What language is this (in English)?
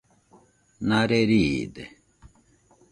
Nüpode Huitoto